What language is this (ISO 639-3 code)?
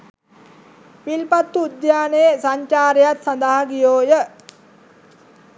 sin